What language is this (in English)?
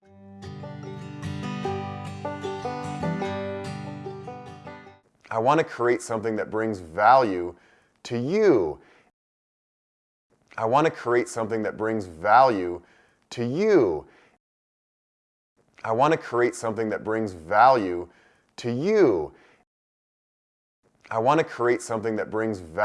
English